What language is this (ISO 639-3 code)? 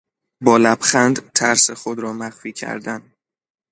fas